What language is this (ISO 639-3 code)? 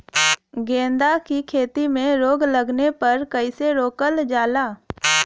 bho